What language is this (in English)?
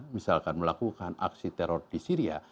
Indonesian